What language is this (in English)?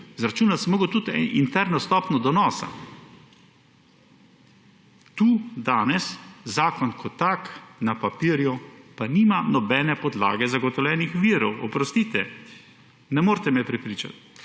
Slovenian